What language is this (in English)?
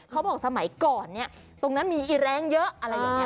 Thai